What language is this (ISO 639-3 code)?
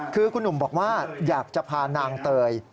tha